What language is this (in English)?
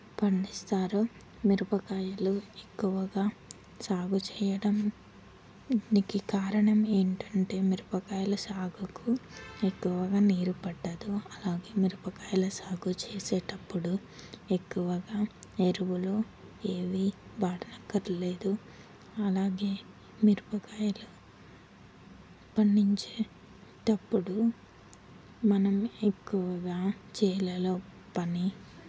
Telugu